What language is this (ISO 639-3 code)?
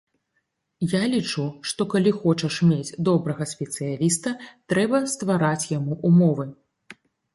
bel